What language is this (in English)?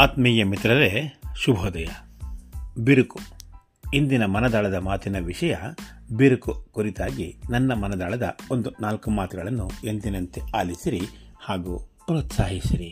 Kannada